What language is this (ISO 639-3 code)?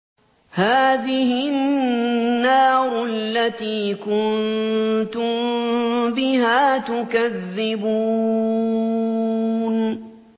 ara